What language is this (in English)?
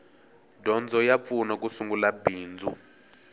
Tsonga